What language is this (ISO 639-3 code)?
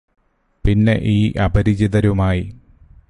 mal